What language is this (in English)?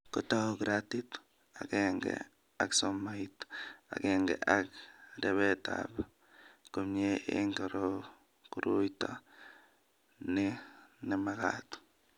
Kalenjin